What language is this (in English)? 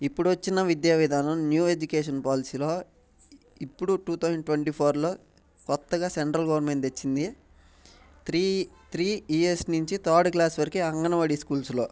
Telugu